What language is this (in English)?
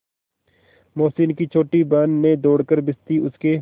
Hindi